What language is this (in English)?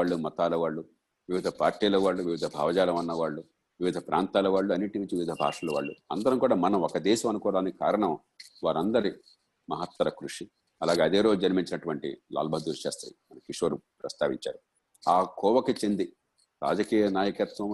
Telugu